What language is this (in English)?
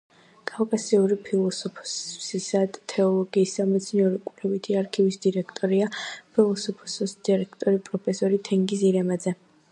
Georgian